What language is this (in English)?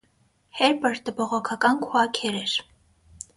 Armenian